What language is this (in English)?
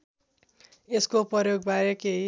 Nepali